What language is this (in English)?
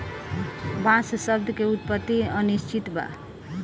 Bhojpuri